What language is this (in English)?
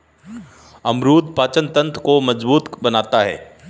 Hindi